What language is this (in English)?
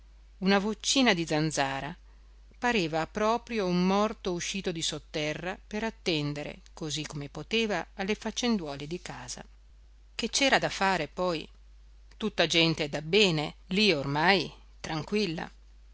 Italian